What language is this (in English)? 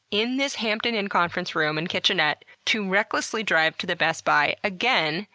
English